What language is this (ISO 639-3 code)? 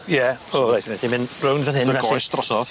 cym